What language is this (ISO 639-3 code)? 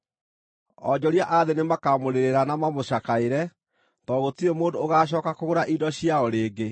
kik